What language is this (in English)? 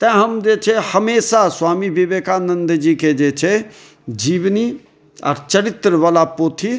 Maithili